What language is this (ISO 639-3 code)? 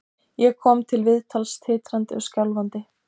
isl